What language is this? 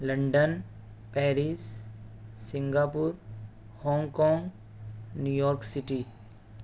Urdu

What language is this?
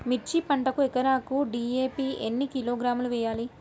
Telugu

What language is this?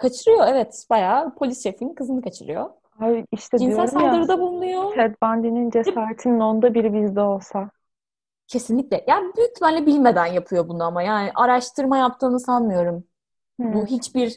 Turkish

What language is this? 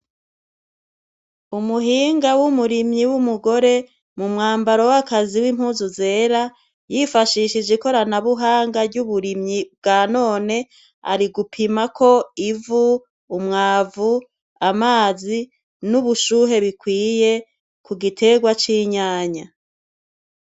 Rundi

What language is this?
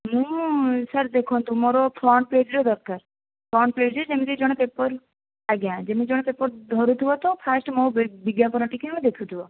Odia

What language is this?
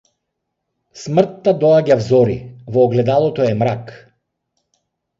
Macedonian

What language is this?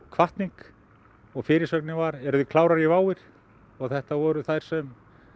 Icelandic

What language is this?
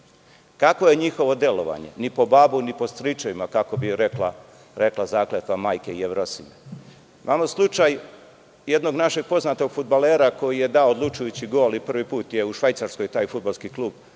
Serbian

